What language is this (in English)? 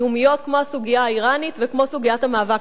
Hebrew